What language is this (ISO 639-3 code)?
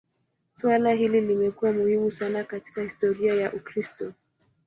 swa